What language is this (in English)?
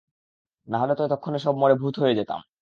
Bangla